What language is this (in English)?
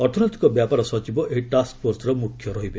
Odia